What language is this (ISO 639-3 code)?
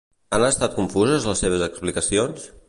cat